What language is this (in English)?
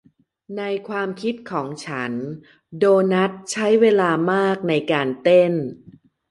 Thai